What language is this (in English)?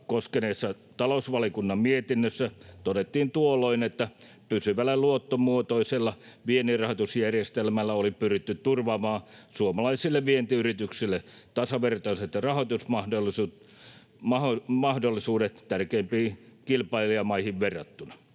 Finnish